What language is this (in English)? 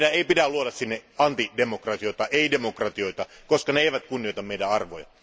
Finnish